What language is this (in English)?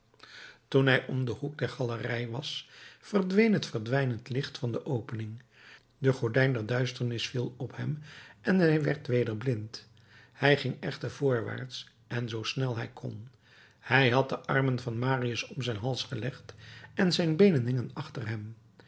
Dutch